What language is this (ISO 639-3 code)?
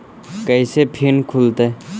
mag